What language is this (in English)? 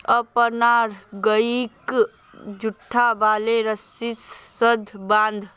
Magahi